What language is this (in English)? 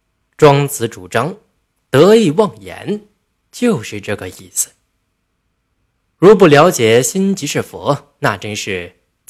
Chinese